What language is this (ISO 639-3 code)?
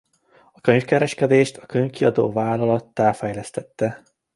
hun